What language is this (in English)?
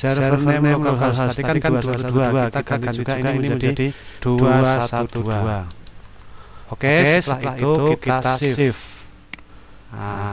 Indonesian